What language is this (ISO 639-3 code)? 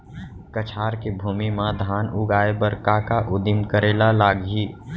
hne